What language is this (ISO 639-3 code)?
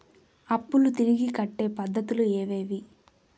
tel